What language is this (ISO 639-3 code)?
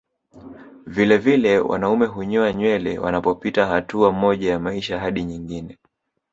swa